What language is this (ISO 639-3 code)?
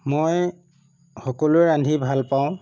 asm